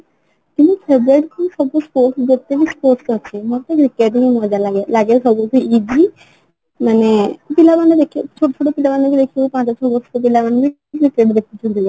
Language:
Odia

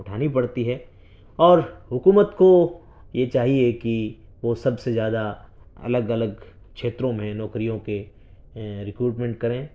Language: Urdu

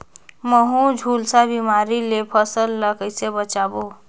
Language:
Chhattisgarhi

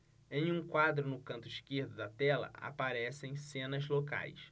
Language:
Portuguese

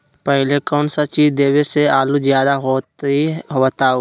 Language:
Magahi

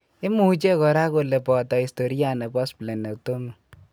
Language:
Kalenjin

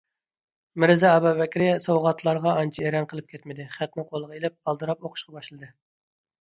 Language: Uyghur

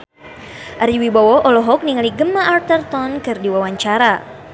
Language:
Sundanese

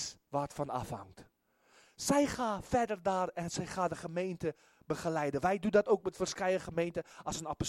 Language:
Dutch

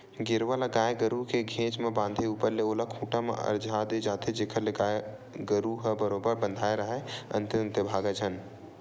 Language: Chhattisgarhi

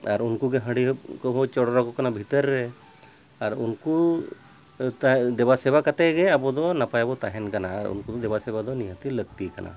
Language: Santali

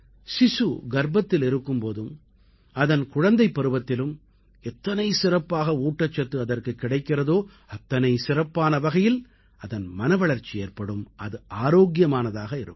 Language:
Tamil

